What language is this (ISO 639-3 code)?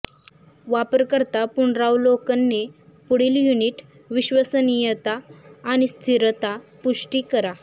mar